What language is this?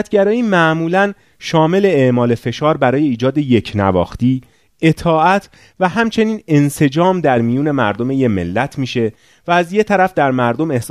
Persian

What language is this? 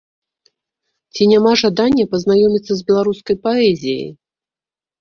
Belarusian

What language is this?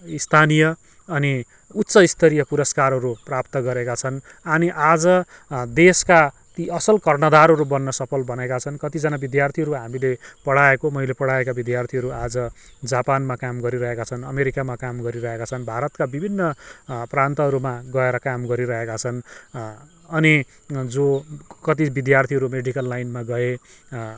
Nepali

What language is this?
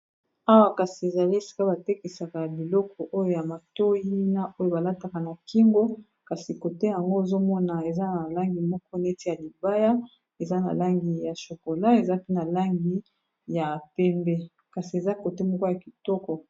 Lingala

